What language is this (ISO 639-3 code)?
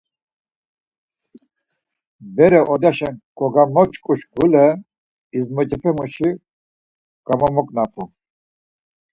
lzz